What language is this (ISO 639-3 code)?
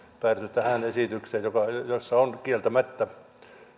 fin